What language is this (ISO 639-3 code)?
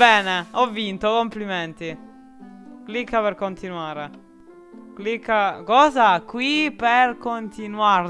ita